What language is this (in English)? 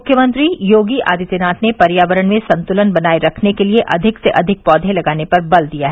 Hindi